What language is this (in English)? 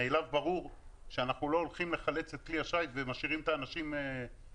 Hebrew